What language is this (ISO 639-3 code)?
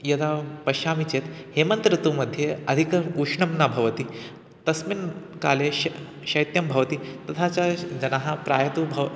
san